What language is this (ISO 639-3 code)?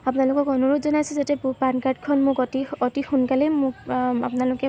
asm